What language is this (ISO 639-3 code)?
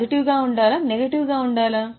tel